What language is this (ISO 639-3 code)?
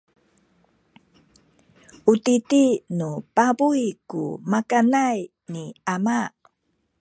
szy